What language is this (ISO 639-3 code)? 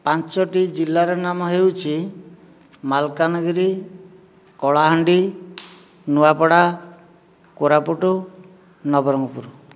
ori